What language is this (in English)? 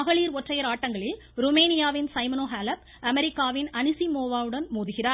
Tamil